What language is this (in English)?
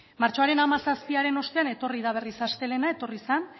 Basque